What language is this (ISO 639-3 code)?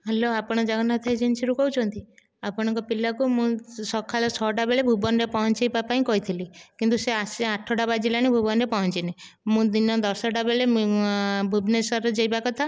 ori